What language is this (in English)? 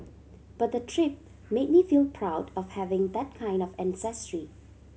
English